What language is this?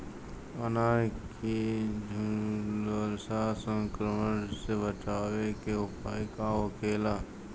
Bhojpuri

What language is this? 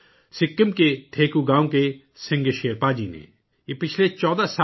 Urdu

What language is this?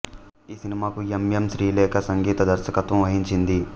Telugu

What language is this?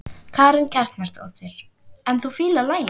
Icelandic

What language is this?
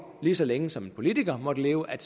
Danish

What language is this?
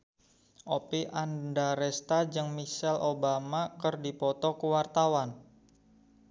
Sundanese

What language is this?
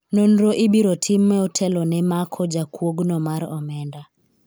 Luo (Kenya and Tanzania)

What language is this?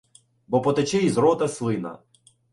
Ukrainian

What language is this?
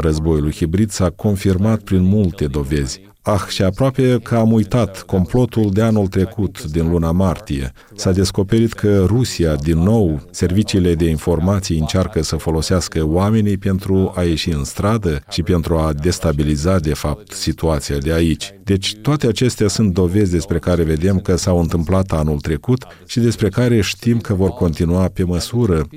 Romanian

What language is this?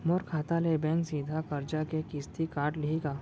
Chhattisgarhi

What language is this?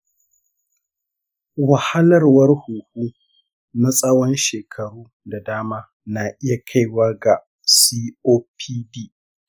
Hausa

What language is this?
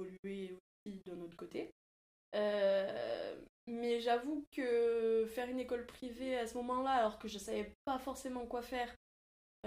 French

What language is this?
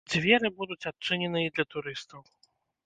Belarusian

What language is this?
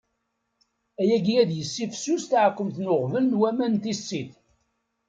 Kabyle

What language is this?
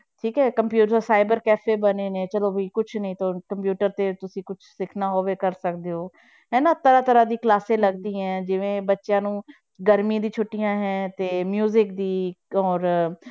Punjabi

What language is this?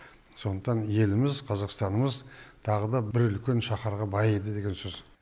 Kazakh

